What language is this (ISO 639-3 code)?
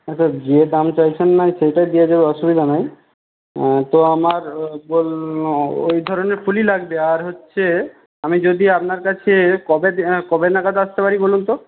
ben